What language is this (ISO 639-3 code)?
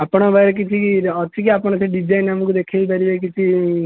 ori